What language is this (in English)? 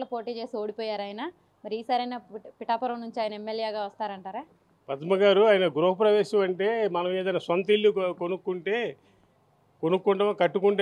Telugu